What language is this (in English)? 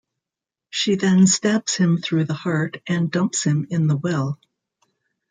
English